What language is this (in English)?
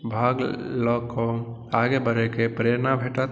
Maithili